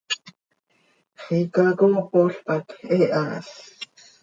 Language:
Seri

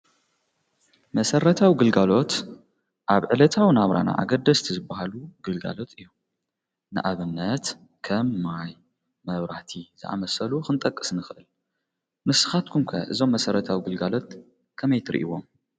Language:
Tigrinya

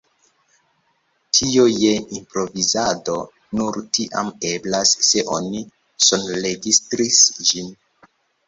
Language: Esperanto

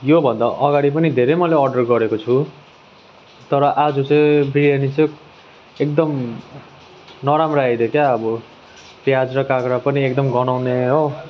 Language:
Nepali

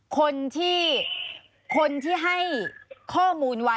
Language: Thai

